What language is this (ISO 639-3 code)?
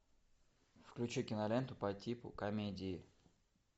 rus